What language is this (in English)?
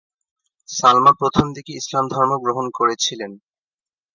Bangla